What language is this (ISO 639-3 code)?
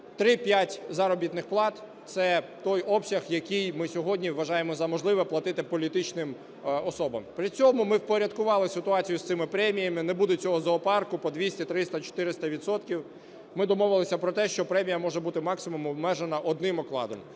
ukr